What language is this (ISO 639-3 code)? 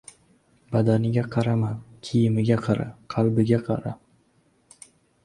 uzb